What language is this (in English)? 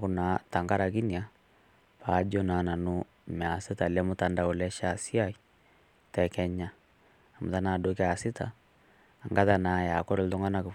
Masai